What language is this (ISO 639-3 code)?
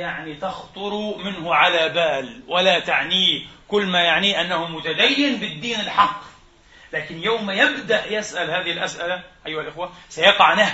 ara